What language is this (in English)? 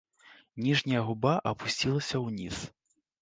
Belarusian